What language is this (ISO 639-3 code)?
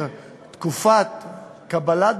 heb